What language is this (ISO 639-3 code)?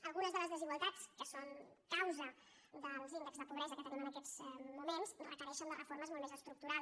cat